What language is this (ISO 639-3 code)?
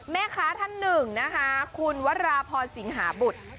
tha